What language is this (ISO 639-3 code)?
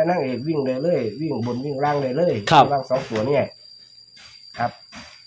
tha